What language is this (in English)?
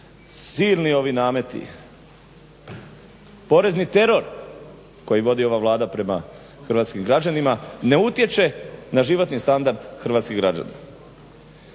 Croatian